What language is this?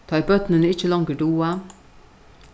Faroese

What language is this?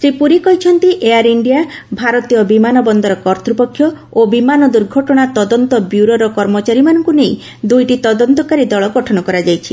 Odia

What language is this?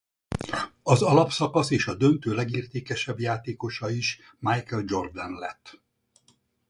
Hungarian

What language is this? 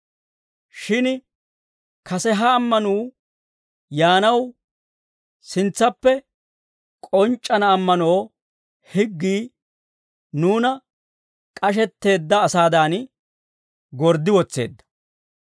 Dawro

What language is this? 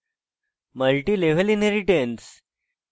Bangla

